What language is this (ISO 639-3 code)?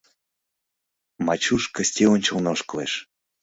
chm